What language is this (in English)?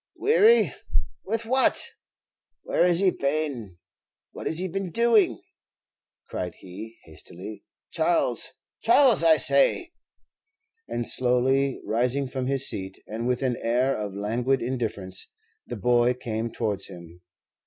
English